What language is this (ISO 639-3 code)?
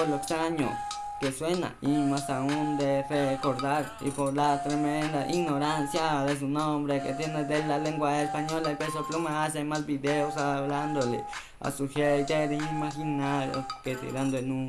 spa